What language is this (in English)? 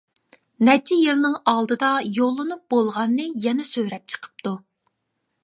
Uyghur